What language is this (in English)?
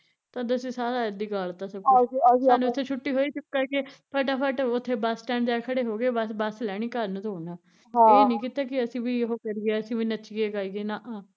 Punjabi